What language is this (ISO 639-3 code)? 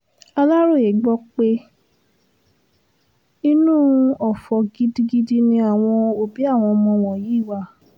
yor